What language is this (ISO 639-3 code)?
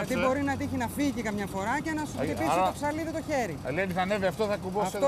ell